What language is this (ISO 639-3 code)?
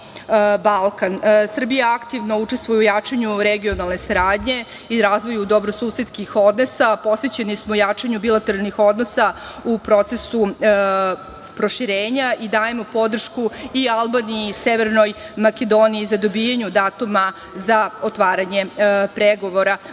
srp